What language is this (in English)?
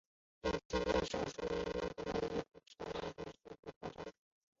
Chinese